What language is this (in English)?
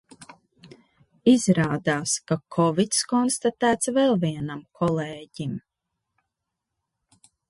Latvian